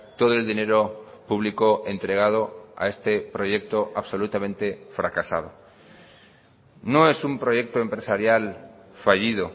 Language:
Spanish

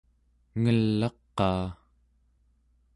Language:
Central Yupik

